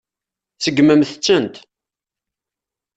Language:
Kabyle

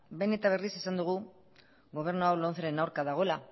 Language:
Basque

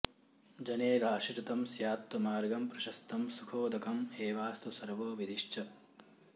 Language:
Sanskrit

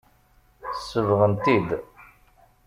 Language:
Kabyle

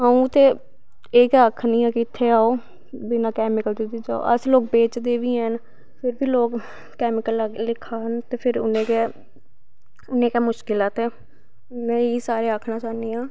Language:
Dogri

